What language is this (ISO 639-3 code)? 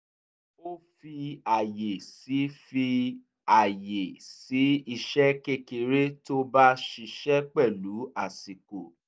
yor